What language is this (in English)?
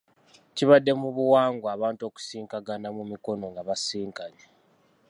Ganda